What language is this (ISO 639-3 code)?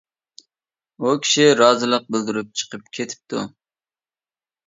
uig